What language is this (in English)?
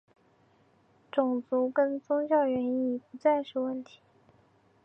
Chinese